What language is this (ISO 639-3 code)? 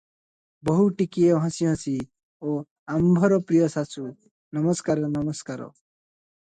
ori